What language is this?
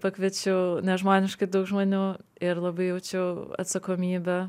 Lithuanian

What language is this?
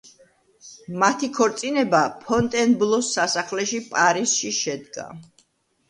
Georgian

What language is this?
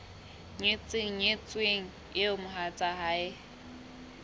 Southern Sotho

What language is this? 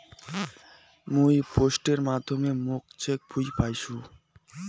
Bangla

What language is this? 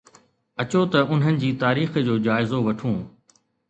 Sindhi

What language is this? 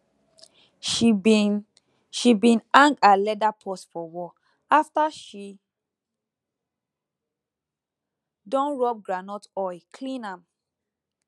Nigerian Pidgin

